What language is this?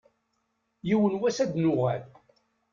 Kabyle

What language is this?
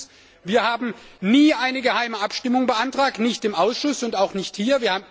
German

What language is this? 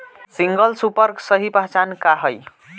Bhojpuri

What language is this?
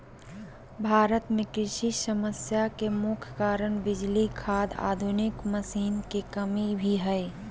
Magahi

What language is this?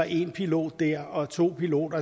Danish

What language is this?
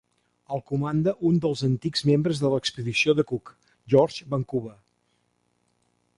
Catalan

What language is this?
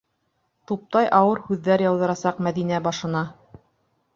Bashkir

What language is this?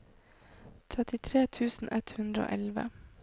Norwegian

